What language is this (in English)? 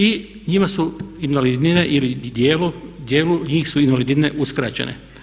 Croatian